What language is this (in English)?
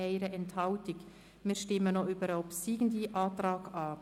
Swiss German